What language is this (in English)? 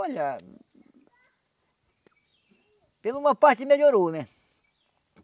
Portuguese